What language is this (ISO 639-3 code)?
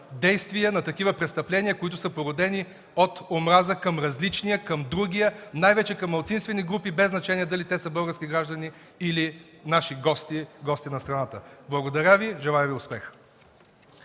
bul